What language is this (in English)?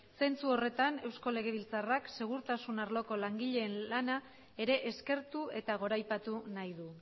Basque